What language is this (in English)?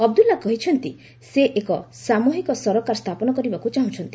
Odia